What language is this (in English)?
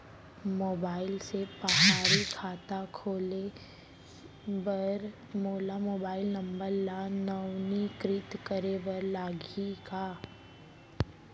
Chhattisgarhi